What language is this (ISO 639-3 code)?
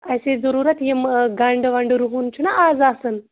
kas